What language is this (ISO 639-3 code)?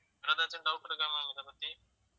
tam